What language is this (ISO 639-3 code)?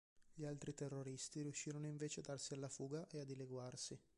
ita